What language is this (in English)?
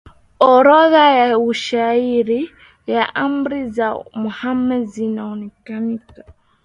Swahili